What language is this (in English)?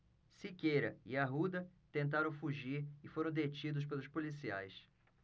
Portuguese